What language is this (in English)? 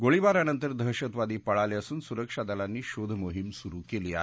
Marathi